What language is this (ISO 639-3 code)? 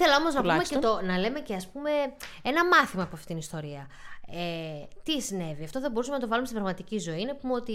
ell